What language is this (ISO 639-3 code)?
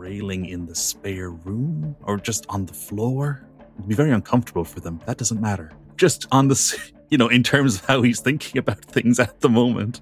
eng